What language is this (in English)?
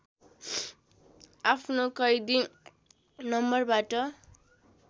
Nepali